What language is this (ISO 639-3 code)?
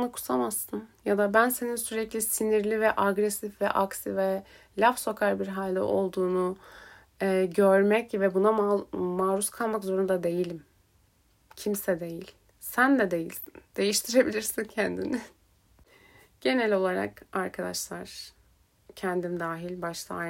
tur